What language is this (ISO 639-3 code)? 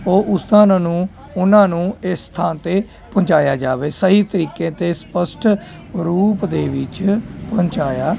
pan